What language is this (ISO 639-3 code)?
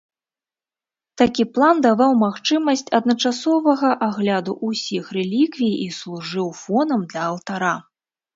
bel